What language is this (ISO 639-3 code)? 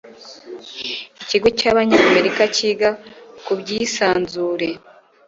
kin